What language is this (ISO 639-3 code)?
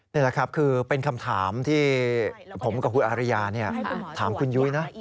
tha